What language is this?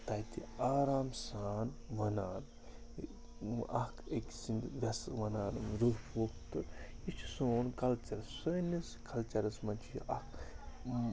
Kashmiri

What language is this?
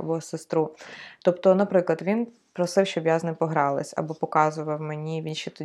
Ukrainian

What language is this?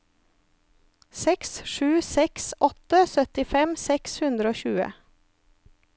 Norwegian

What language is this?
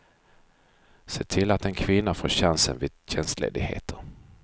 Swedish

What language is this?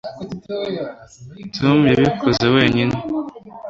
Kinyarwanda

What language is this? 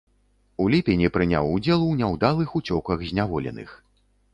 Belarusian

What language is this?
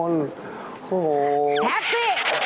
Thai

